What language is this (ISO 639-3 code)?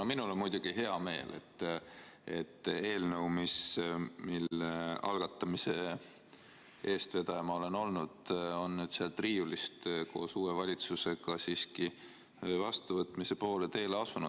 est